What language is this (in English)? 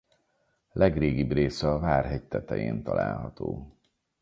Hungarian